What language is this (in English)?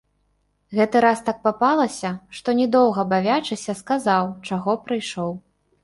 Belarusian